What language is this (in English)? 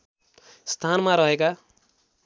Nepali